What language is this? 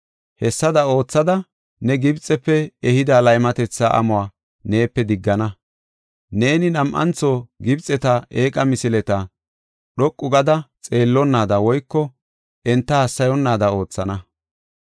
Gofa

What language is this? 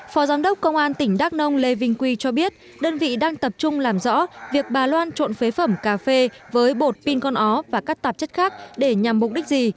Vietnamese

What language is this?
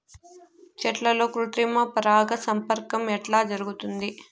Telugu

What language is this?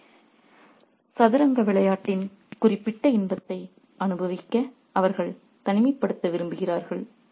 Tamil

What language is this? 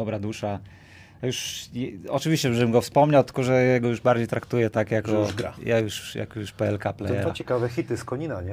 Polish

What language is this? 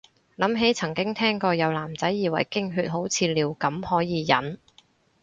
Cantonese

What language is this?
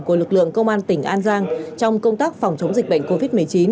Vietnamese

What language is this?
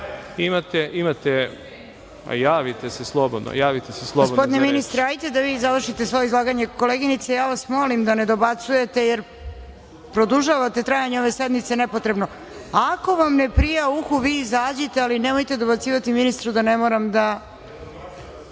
Serbian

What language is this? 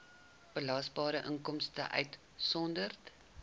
Afrikaans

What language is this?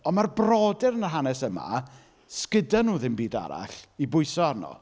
Welsh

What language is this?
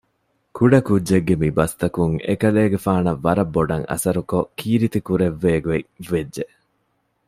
Divehi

